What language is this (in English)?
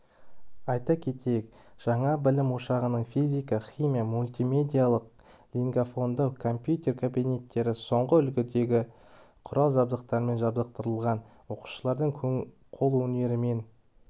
Kazakh